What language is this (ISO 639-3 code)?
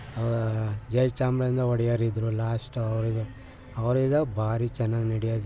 kan